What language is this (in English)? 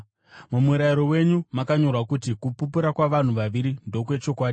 Shona